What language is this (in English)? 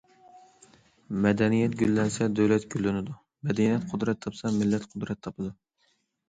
Uyghur